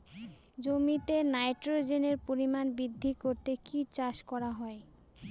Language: Bangla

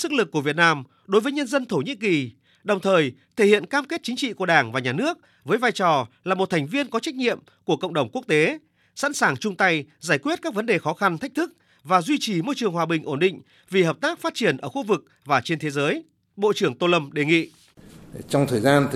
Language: Vietnamese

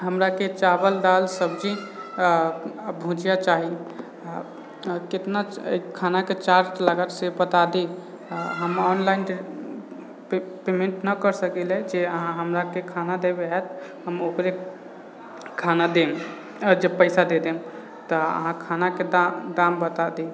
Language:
Maithili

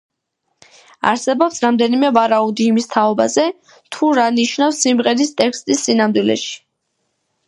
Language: Georgian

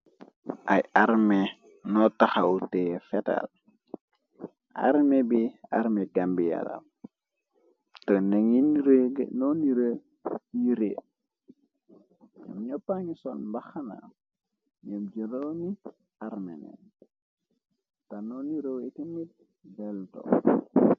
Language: Wolof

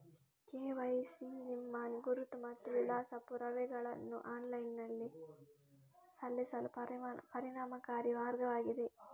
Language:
Kannada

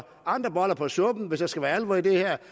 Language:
Danish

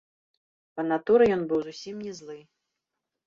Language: Belarusian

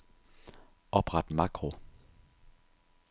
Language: Danish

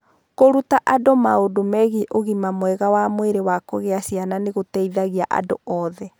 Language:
Kikuyu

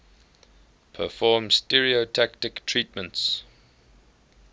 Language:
English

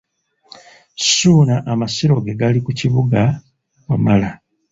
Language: Ganda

